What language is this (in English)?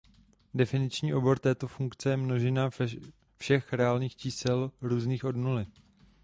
Czech